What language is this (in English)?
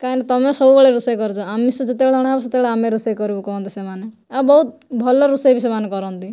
Odia